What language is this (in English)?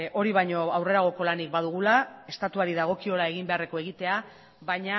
Basque